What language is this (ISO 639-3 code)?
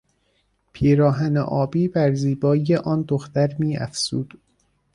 fas